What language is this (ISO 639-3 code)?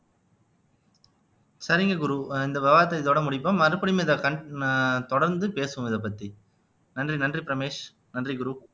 tam